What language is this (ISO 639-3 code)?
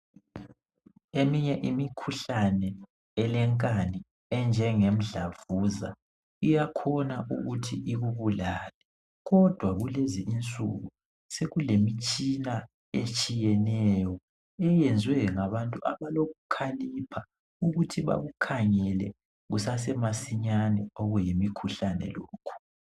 nde